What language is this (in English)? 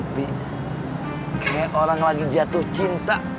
Indonesian